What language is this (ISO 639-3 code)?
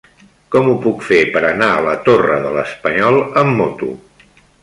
cat